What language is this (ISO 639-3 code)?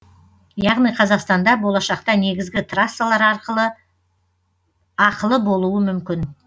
kaz